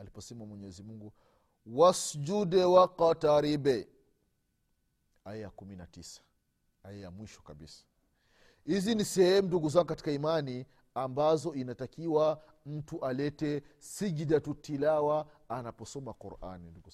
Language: Swahili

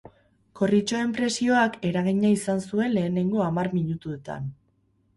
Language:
Basque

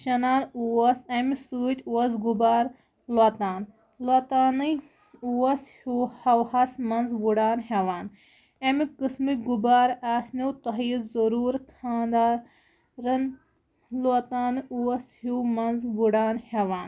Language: Kashmiri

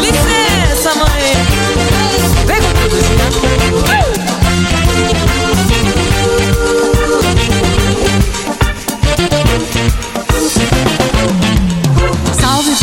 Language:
Portuguese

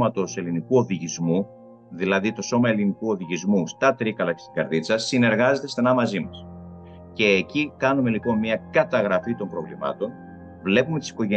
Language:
Greek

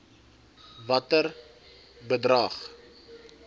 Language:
Afrikaans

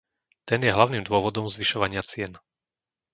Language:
Slovak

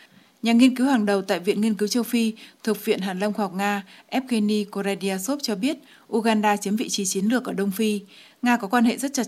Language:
Vietnamese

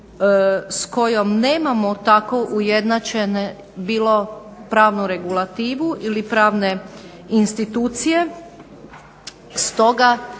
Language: Croatian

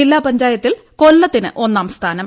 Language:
Malayalam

